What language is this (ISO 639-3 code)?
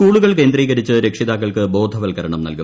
mal